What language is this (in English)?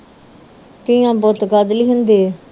Punjabi